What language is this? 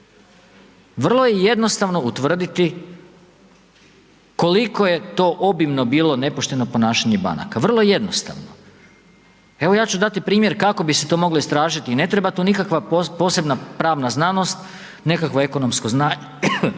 Croatian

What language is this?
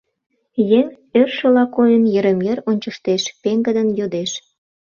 Mari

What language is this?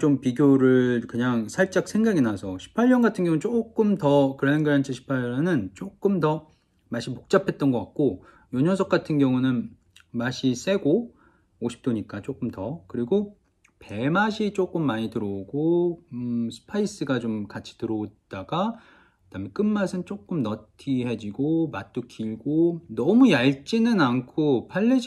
Korean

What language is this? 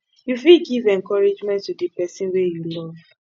Nigerian Pidgin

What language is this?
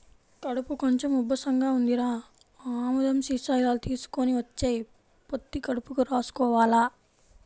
Telugu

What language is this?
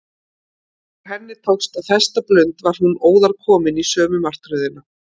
Icelandic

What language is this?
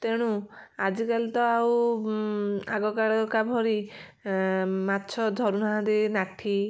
Odia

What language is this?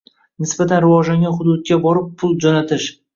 Uzbek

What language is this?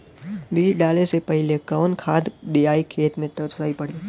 Bhojpuri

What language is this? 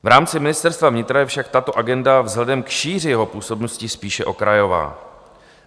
Czech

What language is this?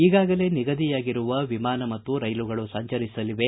Kannada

